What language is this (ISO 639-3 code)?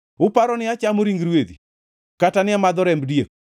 luo